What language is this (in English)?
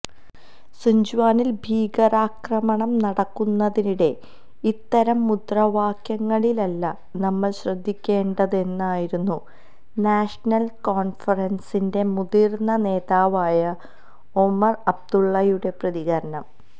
Malayalam